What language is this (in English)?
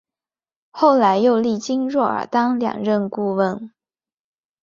Chinese